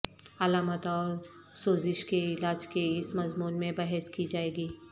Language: Urdu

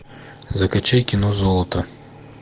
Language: Russian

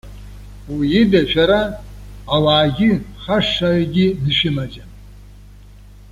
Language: Abkhazian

